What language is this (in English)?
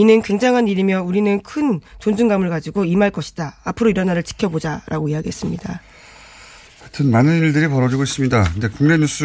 Korean